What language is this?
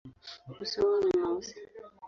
Swahili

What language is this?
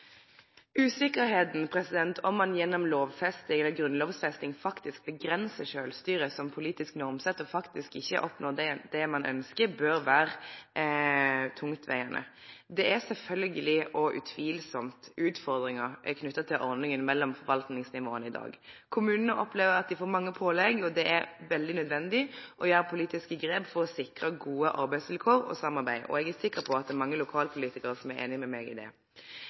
Norwegian Nynorsk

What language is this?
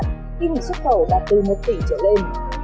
Vietnamese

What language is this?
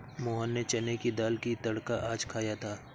Hindi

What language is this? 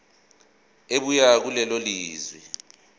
Zulu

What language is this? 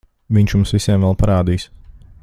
Latvian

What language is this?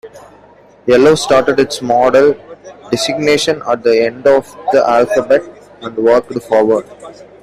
English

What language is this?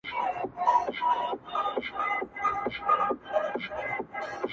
Pashto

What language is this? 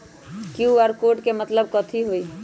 Magahi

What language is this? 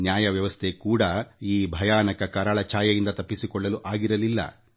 Kannada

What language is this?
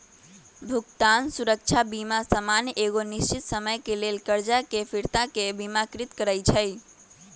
Magahi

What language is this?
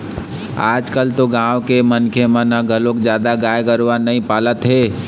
Chhattisgarhi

